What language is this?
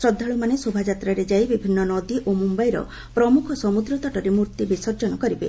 Odia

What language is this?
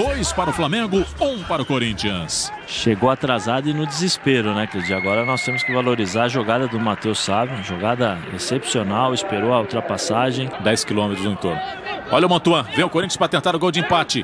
Portuguese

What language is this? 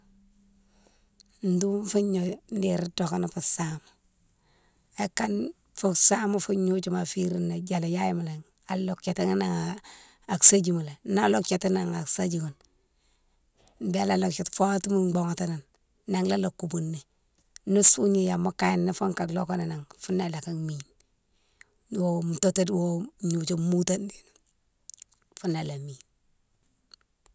Mansoanka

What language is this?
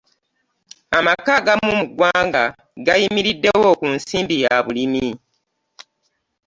Ganda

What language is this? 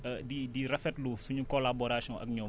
Wolof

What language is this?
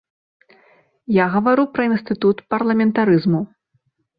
Belarusian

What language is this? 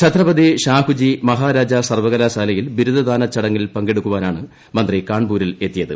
Malayalam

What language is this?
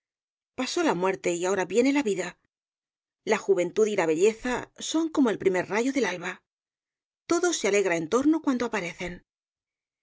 Spanish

